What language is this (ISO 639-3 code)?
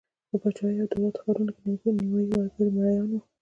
pus